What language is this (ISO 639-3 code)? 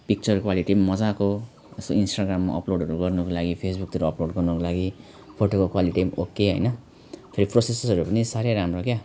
nep